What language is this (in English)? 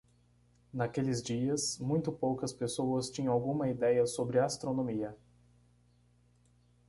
Portuguese